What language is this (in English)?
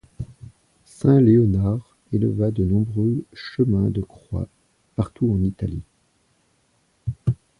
French